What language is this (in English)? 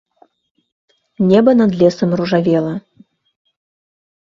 Belarusian